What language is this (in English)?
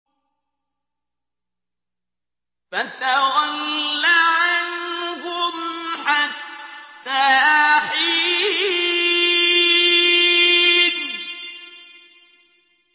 Arabic